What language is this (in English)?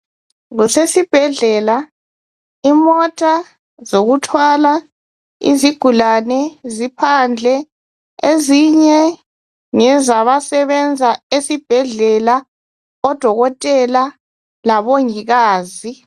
North Ndebele